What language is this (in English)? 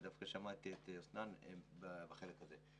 Hebrew